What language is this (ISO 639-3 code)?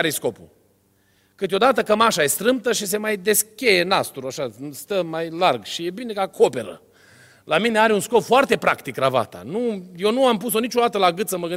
ron